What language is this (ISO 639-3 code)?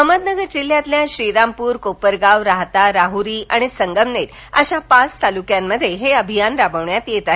mar